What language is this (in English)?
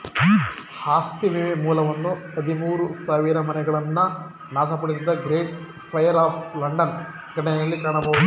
Kannada